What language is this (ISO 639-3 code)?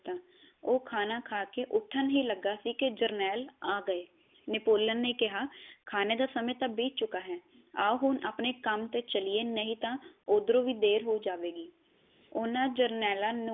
pan